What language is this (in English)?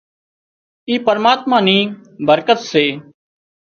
Wadiyara Koli